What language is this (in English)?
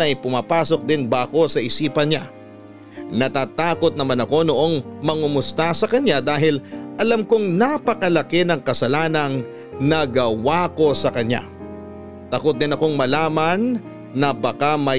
Filipino